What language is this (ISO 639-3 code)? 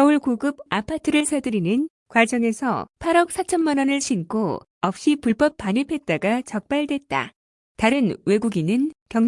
kor